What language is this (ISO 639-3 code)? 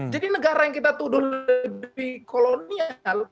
ind